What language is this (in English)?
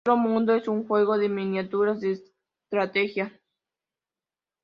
Spanish